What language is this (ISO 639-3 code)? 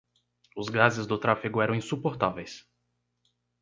por